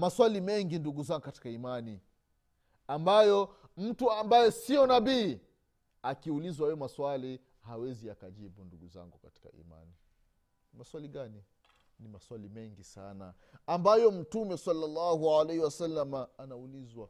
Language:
Swahili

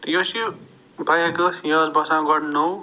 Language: Kashmiri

